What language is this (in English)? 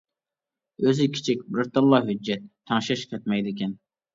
Uyghur